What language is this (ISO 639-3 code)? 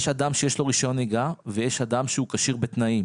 heb